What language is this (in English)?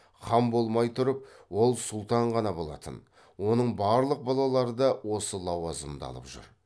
Kazakh